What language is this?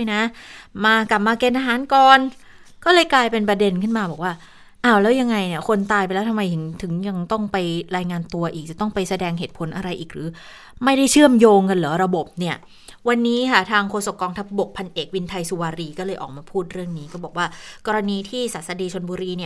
Thai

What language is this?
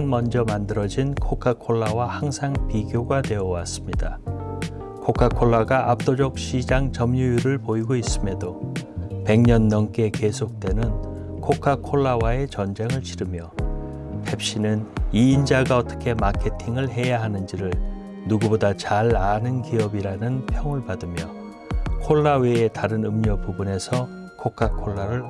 Korean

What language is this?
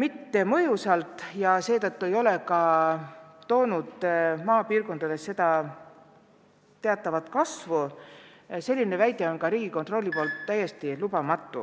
Estonian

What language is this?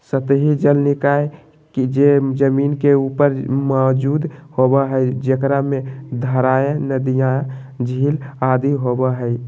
Magahi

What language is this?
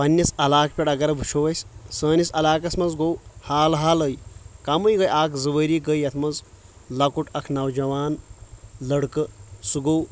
Kashmiri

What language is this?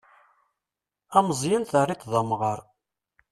Kabyle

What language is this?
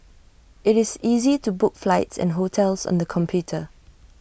English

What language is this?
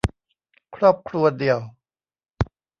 Thai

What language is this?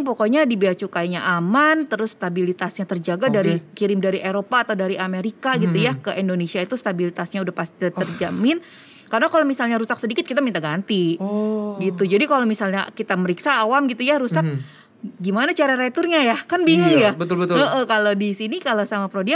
Indonesian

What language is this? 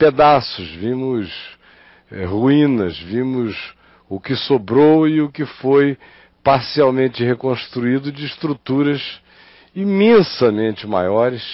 Portuguese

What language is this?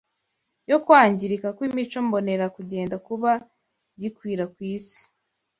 Kinyarwanda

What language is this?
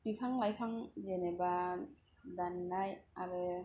Bodo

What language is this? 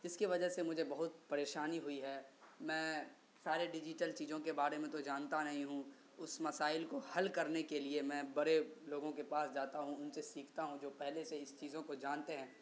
Urdu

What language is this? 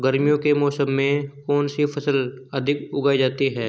Hindi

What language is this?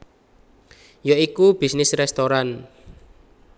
Javanese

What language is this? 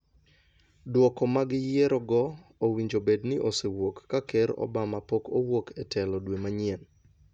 Luo (Kenya and Tanzania)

